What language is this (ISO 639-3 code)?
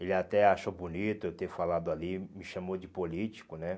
por